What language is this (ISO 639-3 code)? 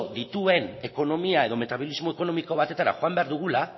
eus